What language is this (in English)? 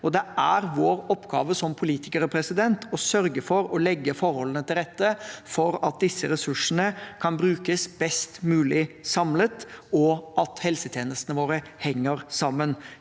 Norwegian